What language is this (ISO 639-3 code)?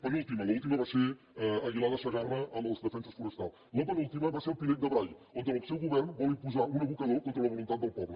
cat